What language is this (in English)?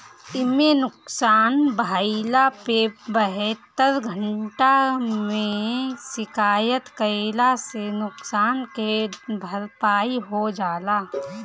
Bhojpuri